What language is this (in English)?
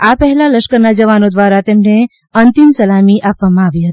Gujarati